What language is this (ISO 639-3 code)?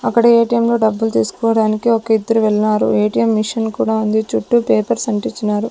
tel